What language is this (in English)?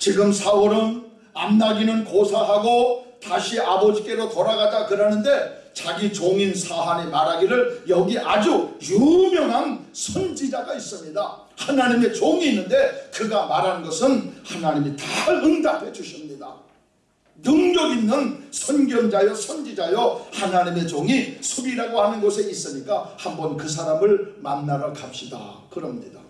Korean